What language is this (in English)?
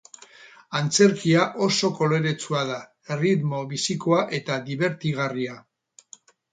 Basque